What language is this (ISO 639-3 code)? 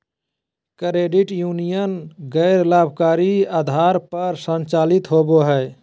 mag